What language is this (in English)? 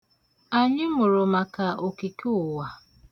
Igbo